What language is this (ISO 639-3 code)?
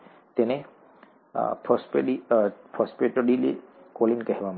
guj